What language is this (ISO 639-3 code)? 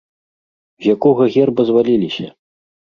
bel